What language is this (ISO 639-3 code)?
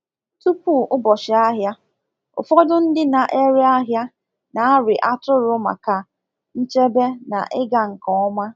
ibo